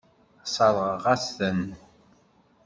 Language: Kabyle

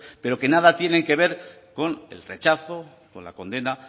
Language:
Spanish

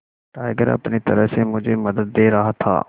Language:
Hindi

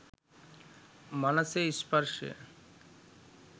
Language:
Sinhala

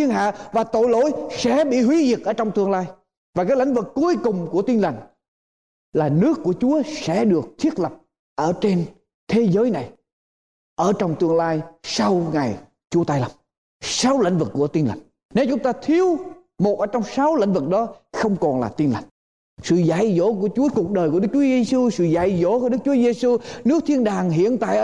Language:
Vietnamese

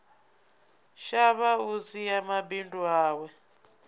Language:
Venda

